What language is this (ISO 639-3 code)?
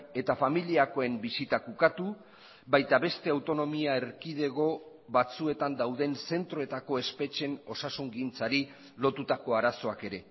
eus